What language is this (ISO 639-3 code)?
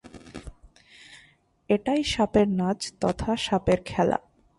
ben